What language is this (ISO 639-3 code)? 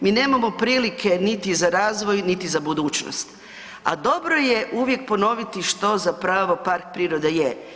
hrv